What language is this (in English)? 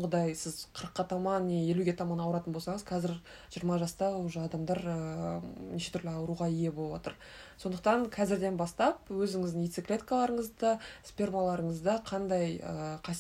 Russian